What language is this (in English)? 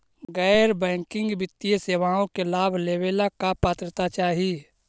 Magahi